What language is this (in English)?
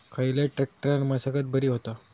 Marathi